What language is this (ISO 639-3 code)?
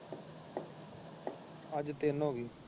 pan